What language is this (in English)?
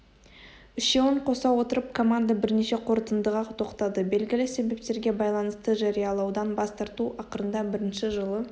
Kazakh